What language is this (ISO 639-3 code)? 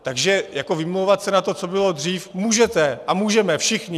ces